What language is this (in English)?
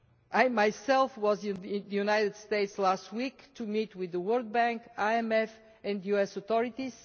English